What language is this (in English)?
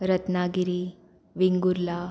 Konkani